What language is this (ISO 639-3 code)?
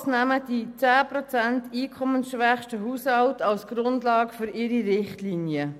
gsw